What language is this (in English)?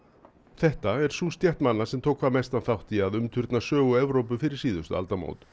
Icelandic